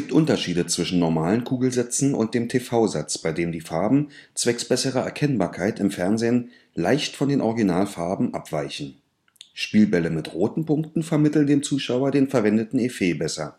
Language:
German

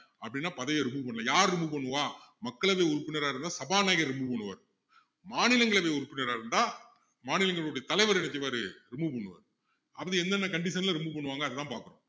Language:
Tamil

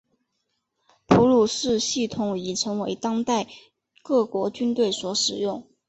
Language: Chinese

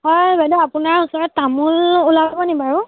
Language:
Assamese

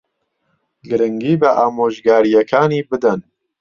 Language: Central Kurdish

